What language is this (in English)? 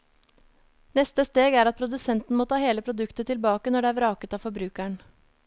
Norwegian